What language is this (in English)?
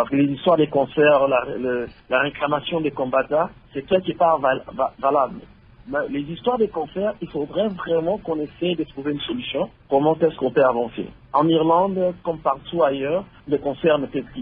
French